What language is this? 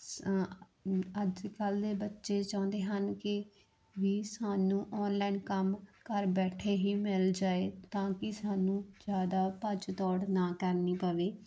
Punjabi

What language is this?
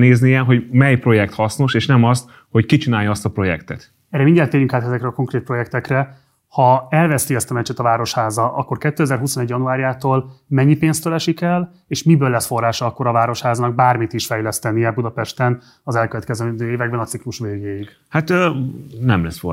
Hungarian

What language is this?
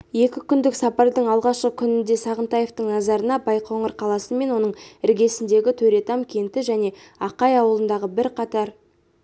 Kazakh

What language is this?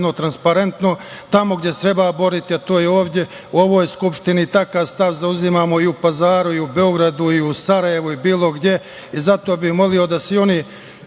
Serbian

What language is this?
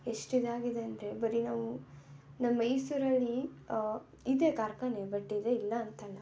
Kannada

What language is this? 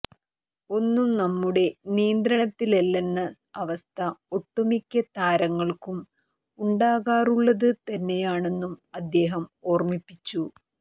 Malayalam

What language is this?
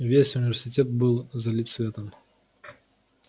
Russian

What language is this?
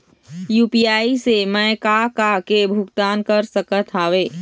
Chhattisgarhi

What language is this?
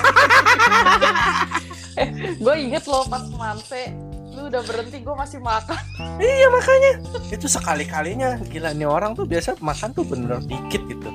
Indonesian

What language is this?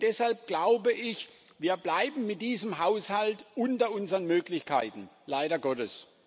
German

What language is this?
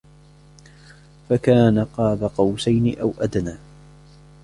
Arabic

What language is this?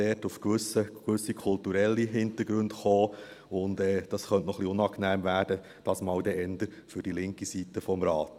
Swiss German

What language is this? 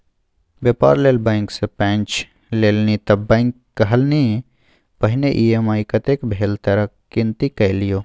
Maithili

